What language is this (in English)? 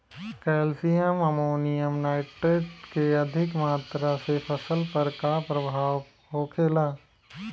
Bhojpuri